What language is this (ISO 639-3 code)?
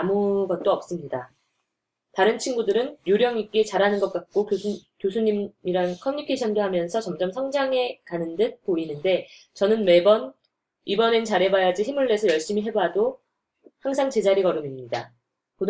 kor